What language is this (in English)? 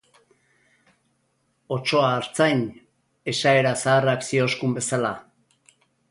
Basque